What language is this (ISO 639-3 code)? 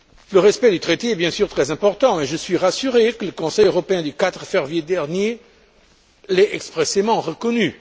fra